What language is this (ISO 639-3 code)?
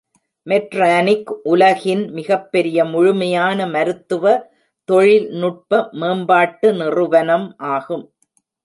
tam